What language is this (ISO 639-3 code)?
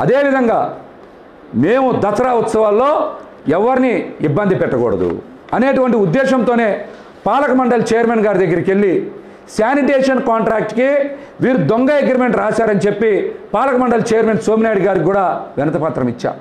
tel